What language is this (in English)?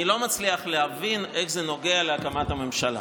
Hebrew